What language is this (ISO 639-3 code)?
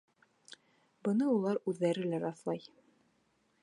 bak